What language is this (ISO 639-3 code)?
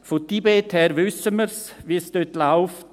gsw